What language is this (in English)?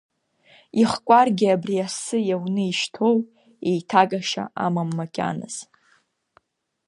Abkhazian